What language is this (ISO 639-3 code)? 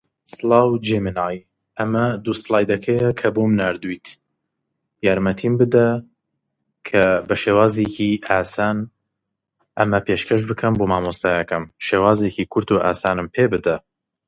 ckb